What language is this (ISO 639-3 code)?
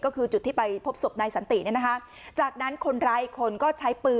tha